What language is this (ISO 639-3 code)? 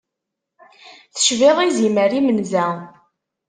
kab